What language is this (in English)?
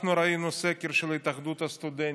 Hebrew